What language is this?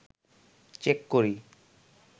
Bangla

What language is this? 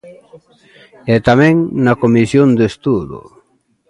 Galician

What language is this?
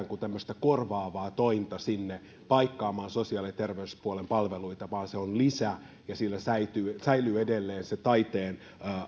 Finnish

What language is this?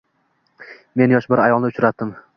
Uzbek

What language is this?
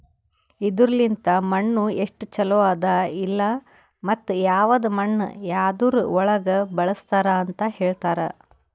Kannada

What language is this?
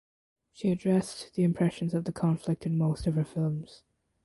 English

